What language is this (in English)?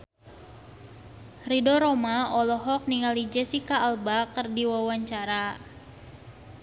Sundanese